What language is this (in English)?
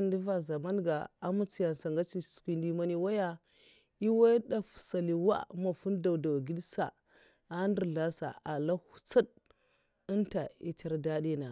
Mafa